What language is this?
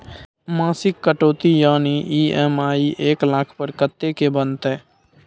Maithili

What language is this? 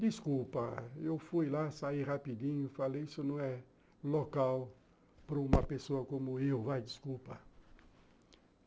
Portuguese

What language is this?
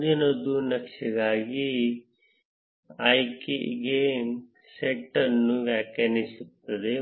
Kannada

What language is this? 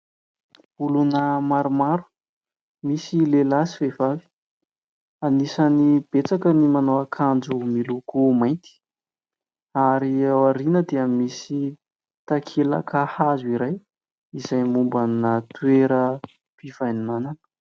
Malagasy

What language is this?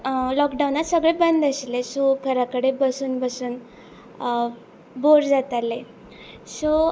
Konkani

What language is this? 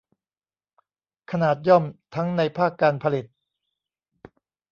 Thai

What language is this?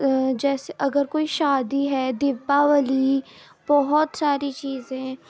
Urdu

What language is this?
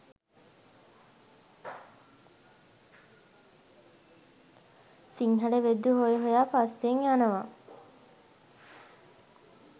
Sinhala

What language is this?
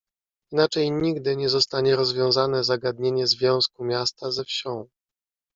Polish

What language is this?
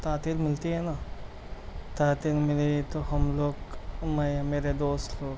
Urdu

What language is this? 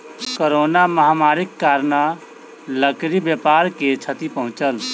Maithili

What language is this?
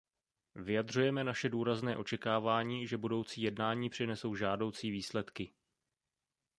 Czech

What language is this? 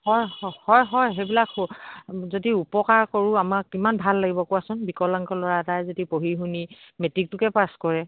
Assamese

